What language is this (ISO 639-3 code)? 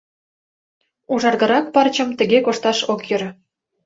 chm